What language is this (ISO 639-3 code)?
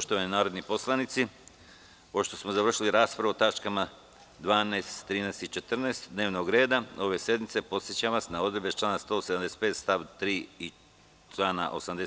srp